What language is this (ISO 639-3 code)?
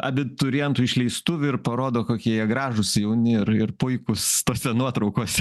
lit